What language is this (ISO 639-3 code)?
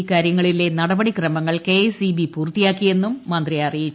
mal